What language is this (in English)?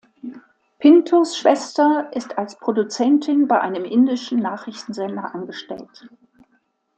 German